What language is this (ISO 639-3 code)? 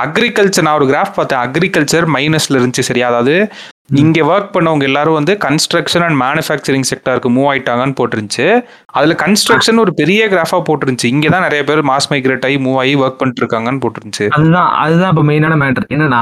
tam